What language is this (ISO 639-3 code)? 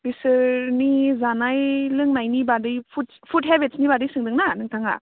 brx